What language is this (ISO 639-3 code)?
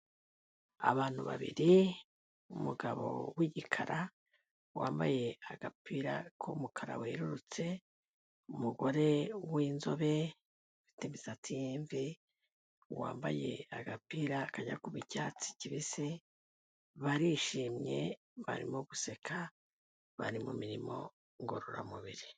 kin